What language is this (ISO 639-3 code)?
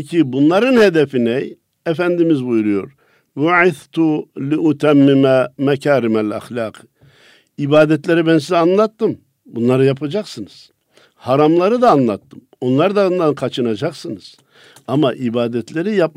tur